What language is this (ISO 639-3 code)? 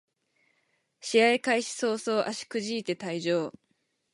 jpn